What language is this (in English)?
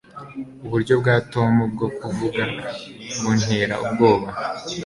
Kinyarwanda